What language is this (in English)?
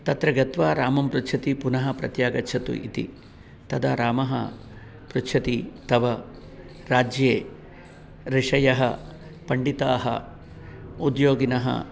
Sanskrit